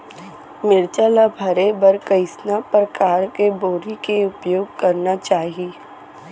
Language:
Chhattisgarhi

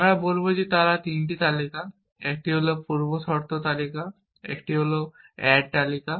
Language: Bangla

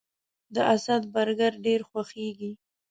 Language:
Pashto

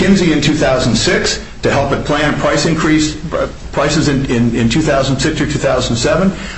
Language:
English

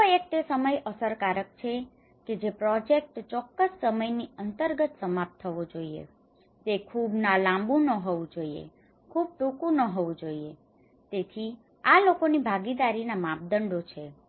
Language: Gujarati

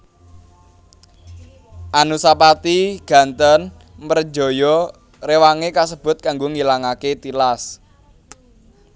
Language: Javanese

